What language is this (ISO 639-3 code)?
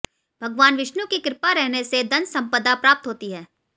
hin